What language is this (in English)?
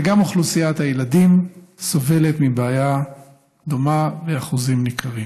Hebrew